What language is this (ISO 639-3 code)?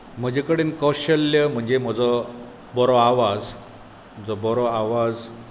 kok